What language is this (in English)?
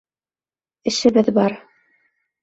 Bashkir